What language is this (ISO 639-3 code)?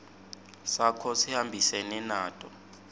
ssw